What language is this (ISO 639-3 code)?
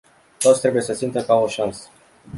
ron